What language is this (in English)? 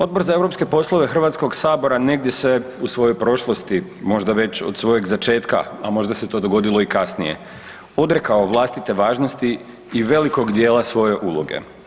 Croatian